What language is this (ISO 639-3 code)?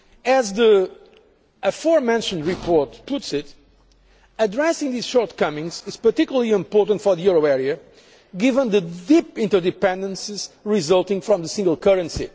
eng